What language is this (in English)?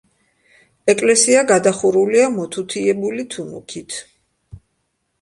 Georgian